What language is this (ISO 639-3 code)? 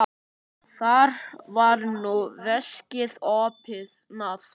isl